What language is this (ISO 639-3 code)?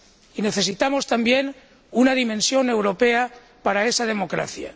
spa